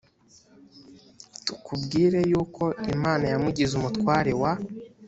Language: Kinyarwanda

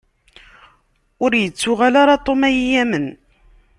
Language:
Kabyle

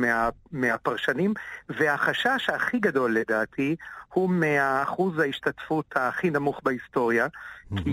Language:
Hebrew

